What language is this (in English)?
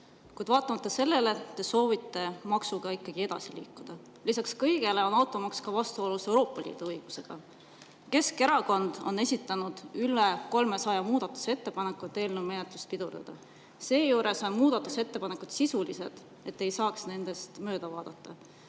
Estonian